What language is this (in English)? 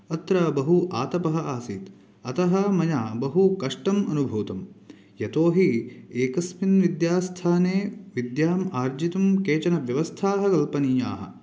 Sanskrit